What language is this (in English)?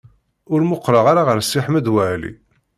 Kabyle